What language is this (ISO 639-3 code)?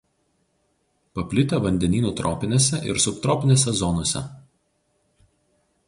lit